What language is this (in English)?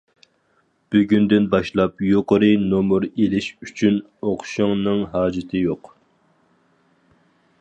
Uyghur